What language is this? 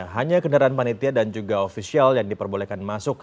Indonesian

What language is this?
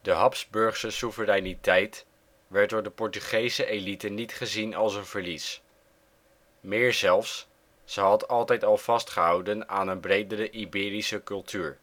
Dutch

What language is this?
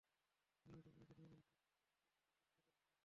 Bangla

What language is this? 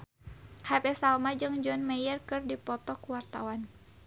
Sundanese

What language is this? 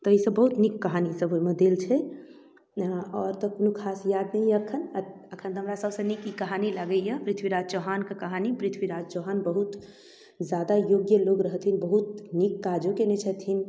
Maithili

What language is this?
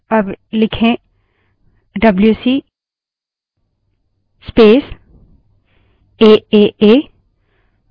Hindi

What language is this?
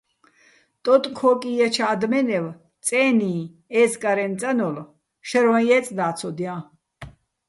Bats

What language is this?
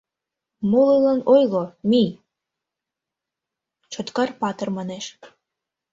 Mari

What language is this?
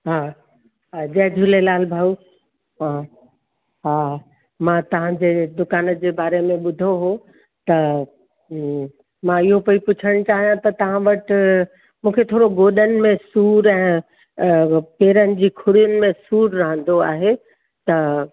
Sindhi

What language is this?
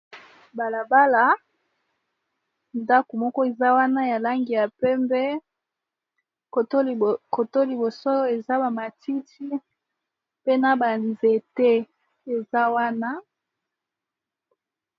Lingala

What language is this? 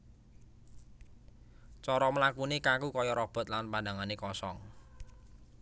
Javanese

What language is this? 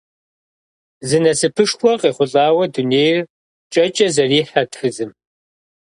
Kabardian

